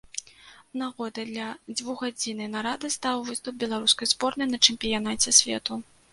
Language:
Belarusian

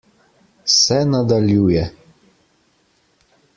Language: Slovenian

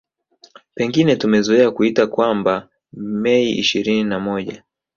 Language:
Swahili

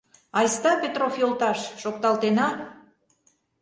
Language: Mari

